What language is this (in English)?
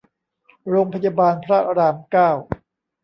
Thai